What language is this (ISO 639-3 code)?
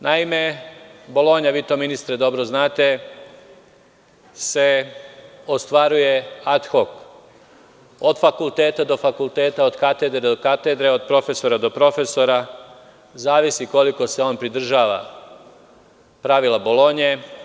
srp